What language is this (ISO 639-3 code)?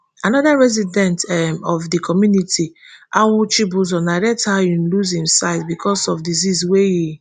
pcm